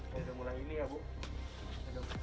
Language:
Indonesian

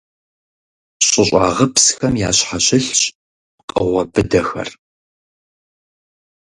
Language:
Kabardian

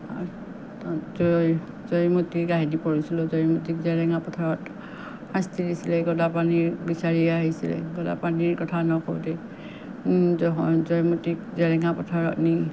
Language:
Assamese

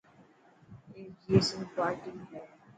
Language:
Dhatki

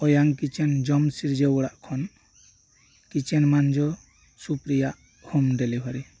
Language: Santali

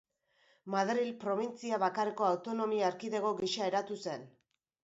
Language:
Basque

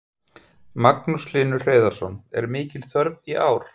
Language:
Icelandic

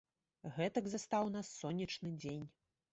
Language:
Belarusian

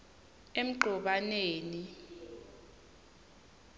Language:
Swati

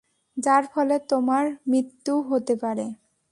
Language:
Bangla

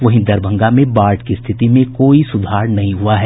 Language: Hindi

